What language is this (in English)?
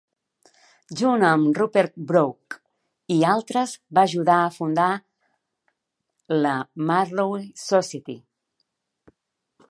Catalan